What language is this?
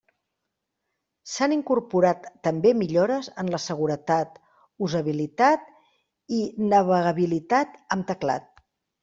Catalan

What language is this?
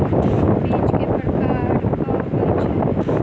Maithili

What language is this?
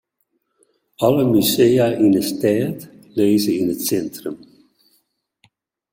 Western Frisian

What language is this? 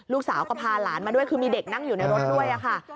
Thai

